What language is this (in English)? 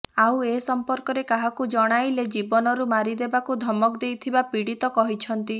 Odia